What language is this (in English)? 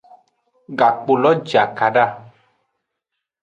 Aja (Benin)